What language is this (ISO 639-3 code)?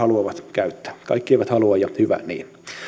fin